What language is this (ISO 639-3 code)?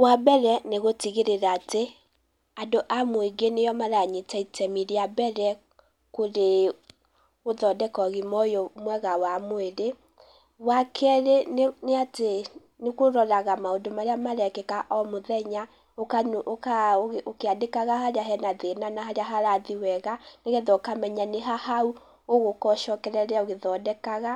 kik